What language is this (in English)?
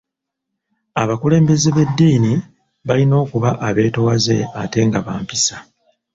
Ganda